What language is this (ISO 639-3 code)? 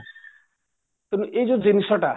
ori